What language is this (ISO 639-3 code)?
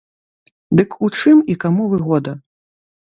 bel